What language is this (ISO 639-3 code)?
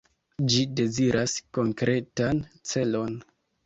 epo